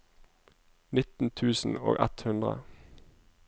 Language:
Norwegian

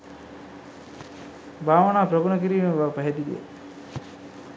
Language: Sinhala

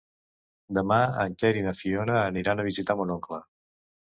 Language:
Catalan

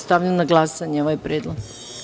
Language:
Serbian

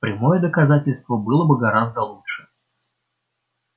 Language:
Russian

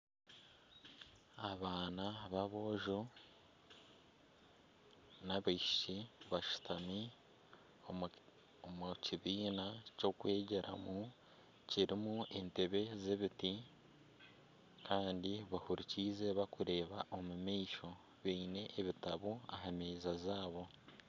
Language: Nyankole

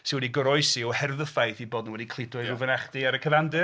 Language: Welsh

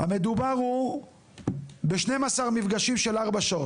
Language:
Hebrew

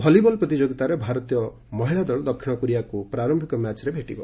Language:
Odia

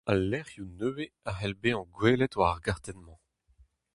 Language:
Breton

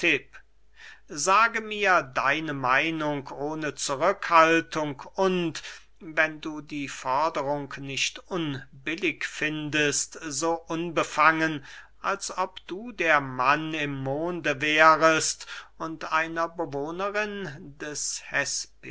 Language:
German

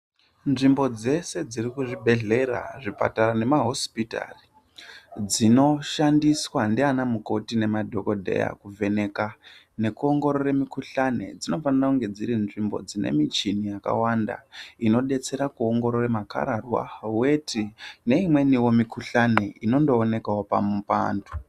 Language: Ndau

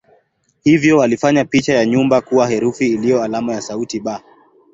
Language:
Swahili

